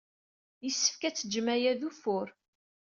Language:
Kabyle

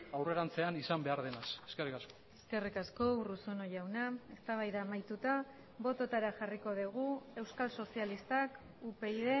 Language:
Basque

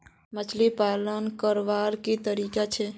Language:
Magahi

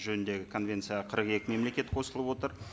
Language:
Kazakh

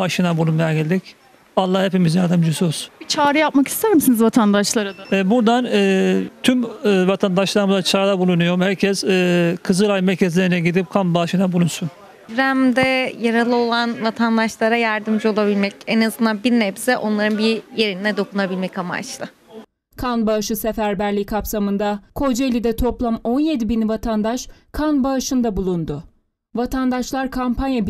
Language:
Turkish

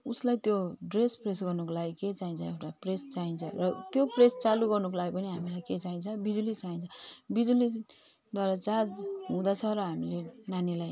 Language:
Nepali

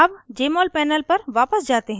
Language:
Hindi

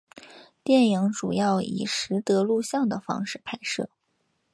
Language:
Chinese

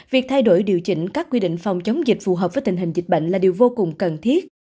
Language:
Vietnamese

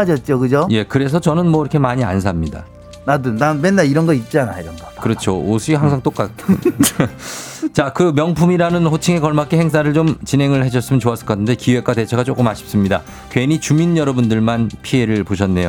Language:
Korean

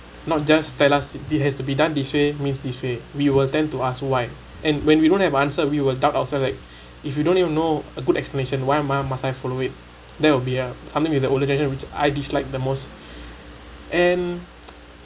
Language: English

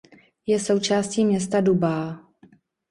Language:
Czech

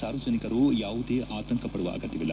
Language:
Kannada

